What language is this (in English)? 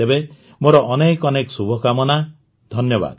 Odia